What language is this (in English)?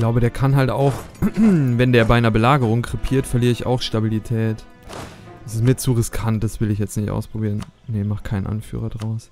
German